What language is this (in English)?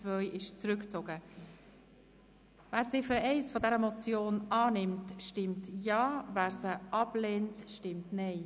Swiss German